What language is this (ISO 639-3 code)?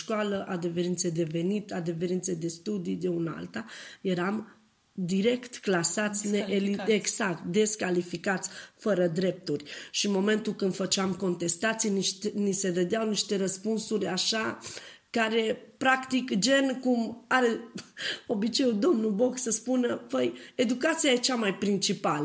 ron